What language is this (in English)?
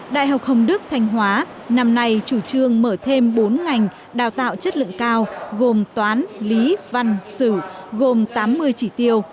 Vietnamese